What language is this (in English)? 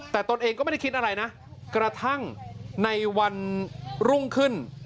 Thai